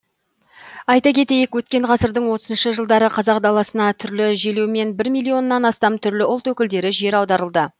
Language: Kazakh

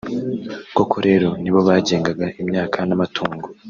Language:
Kinyarwanda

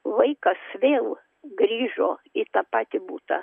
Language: Lithuanian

